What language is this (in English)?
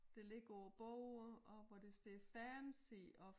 Danish